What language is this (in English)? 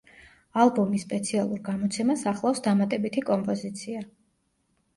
Georgian